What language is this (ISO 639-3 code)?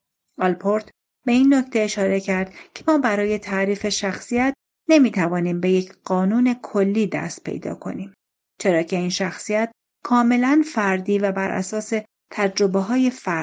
fas